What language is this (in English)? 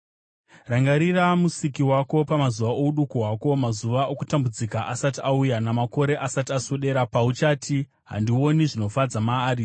Shona